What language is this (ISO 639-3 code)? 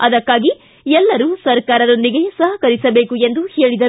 kan